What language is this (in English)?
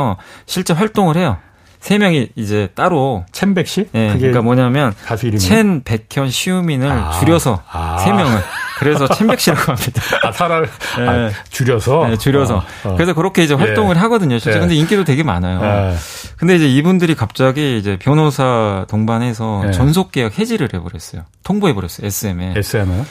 Korean